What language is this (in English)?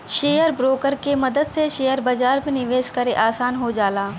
Bhojpuri